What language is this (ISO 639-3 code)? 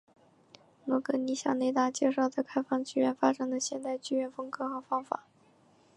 zho